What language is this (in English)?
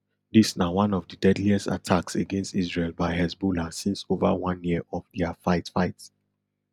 Nigerian Pidgin